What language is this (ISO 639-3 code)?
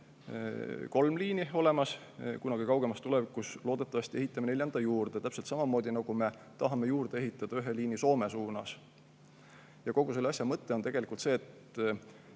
est